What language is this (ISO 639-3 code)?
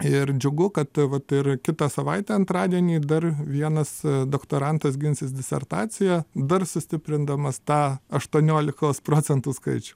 lit